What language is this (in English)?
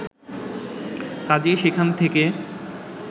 Bangla